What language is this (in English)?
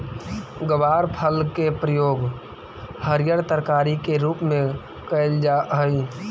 Magahi